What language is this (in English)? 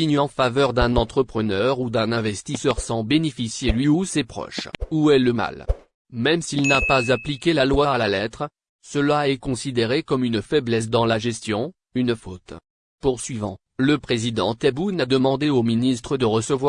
French